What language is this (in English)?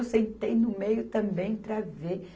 Portuguese